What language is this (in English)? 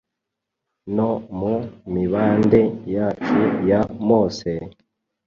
Kinyarwanda